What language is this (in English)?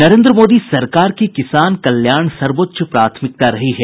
Hindi